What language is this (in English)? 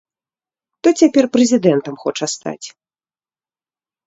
Belarusian